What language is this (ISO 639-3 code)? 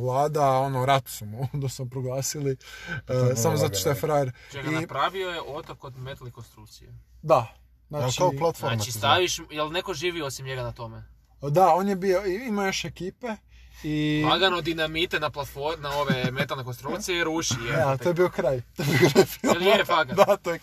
hrv